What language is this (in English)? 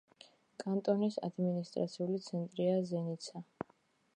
Georgian